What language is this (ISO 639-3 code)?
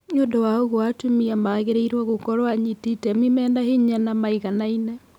kik